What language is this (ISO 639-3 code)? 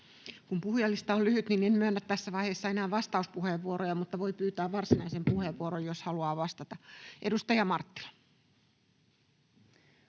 fin